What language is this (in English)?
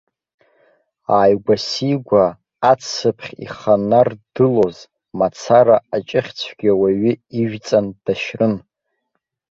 Abkhazian